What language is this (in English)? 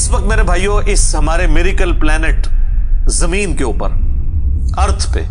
Urdu